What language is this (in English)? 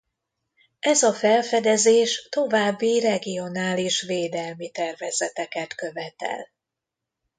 Hungarian